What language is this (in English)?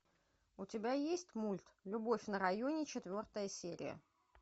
Russian